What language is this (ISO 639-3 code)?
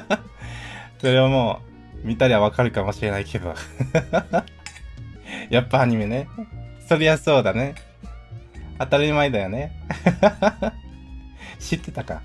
jpn